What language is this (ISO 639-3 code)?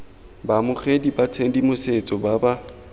tsn